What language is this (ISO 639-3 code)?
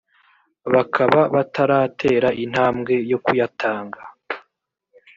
kin